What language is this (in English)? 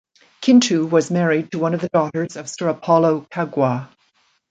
English